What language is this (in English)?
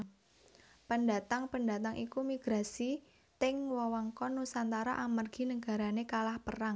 Javanese